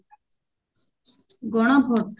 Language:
Odia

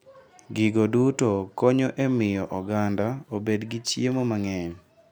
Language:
Luo (Kenya and Tanzania)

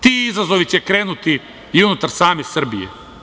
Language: Serbian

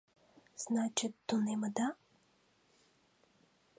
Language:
Mari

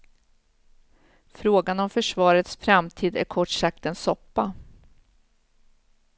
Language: Swedish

